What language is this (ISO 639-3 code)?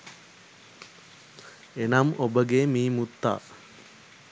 sin